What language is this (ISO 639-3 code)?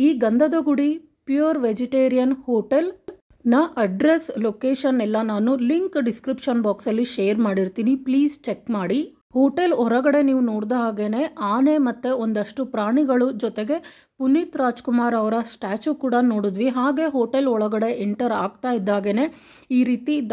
ind